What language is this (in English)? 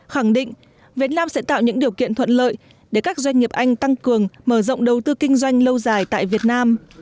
Vietnamese